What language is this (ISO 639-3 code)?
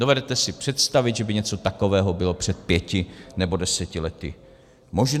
ces